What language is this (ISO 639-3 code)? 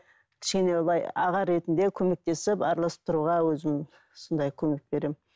kaz